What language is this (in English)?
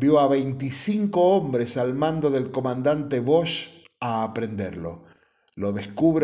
Spanish